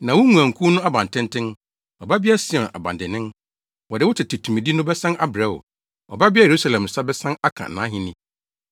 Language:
Akan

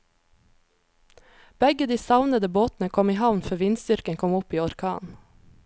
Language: Norwegian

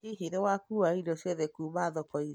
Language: Kikuyu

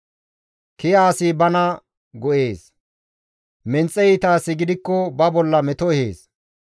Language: Gamo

